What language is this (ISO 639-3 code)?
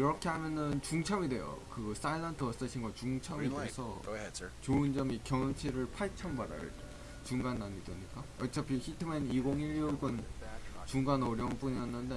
kor